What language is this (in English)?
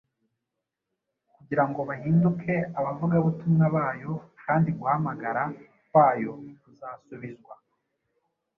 Kinyarwanda